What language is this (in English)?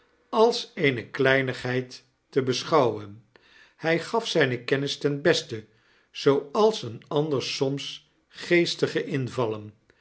Dutch